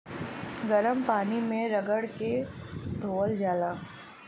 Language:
Bhojpuri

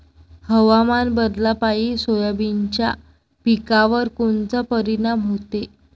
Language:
Marathi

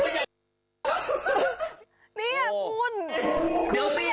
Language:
Thai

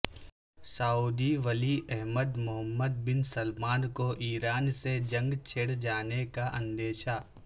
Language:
Urdu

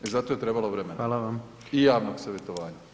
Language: Croatian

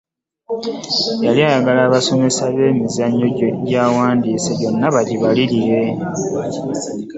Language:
Ganda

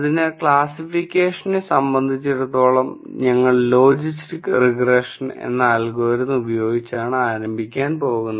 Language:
Malayalam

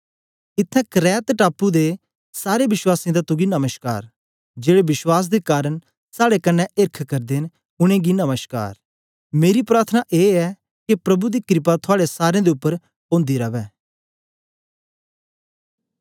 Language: Dogri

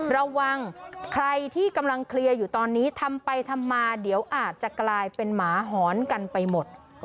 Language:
Thai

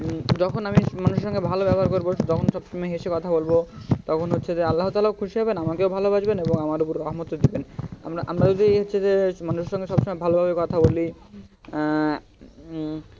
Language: Bangla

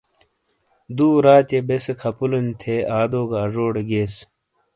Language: Shina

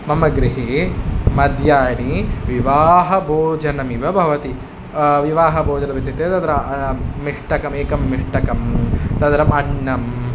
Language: Sanskrit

